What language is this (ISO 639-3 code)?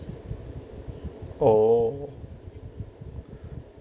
eng